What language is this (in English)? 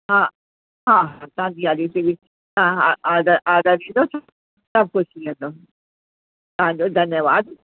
Sindhi